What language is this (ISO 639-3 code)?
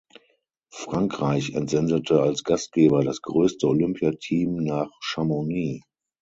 deu